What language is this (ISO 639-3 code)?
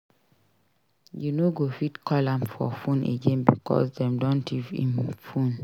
pcm